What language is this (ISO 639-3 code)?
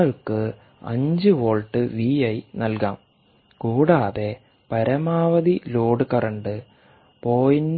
mal